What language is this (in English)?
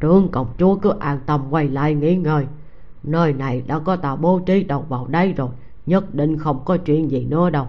Vietnamese